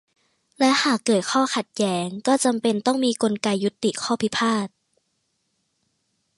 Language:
Thai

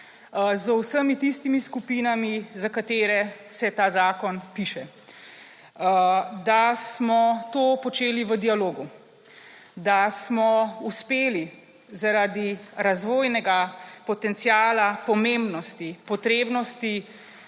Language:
Slovenian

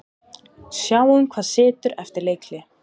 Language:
Icelandic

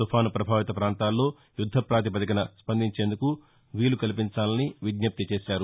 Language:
Telugu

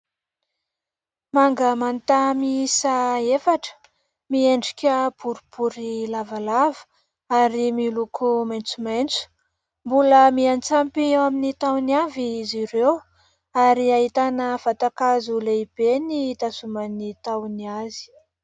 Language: Malagasy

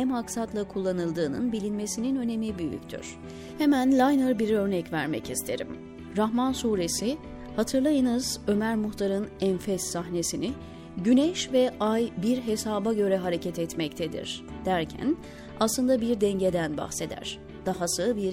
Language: Turkish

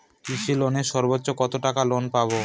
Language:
Bangla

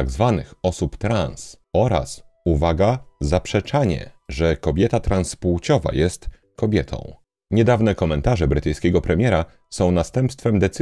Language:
Polish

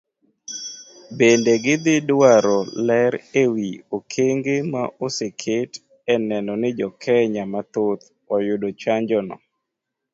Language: Luo (Kenya and Tanzania)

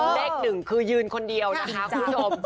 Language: Thai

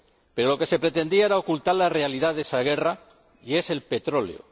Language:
Spanish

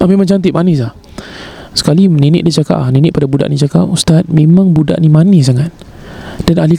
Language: Malay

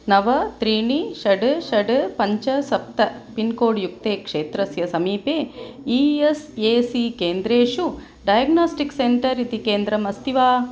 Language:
Sanskrit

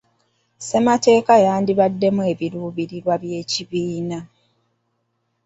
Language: Ganda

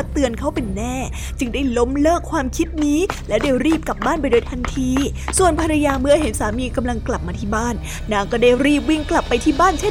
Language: Thai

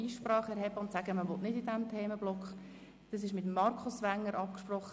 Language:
Swiss German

